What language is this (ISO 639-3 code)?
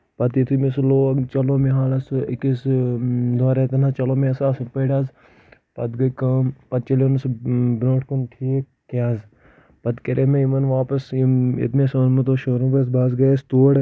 kas